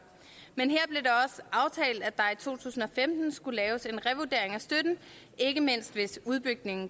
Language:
Danish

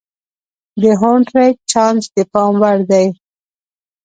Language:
Pashto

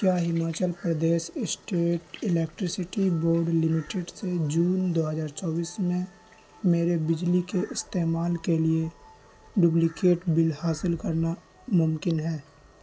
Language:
Urdu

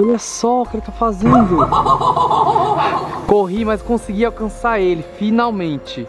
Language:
Portuguese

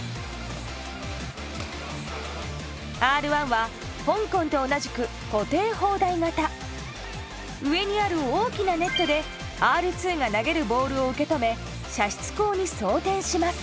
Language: Japanese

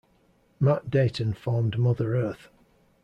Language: English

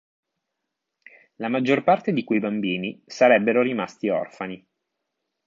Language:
Italian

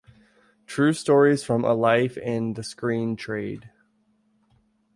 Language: English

